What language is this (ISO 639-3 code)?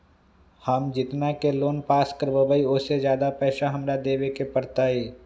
mag